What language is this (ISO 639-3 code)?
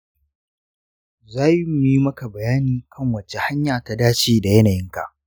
hau